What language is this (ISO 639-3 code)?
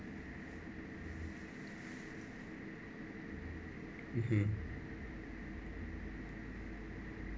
eng